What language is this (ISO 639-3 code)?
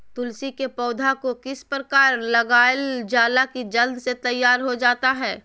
mag